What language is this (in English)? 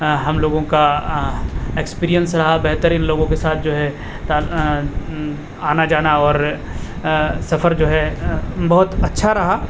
Urdu